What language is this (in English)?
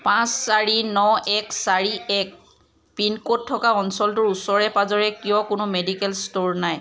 Assamese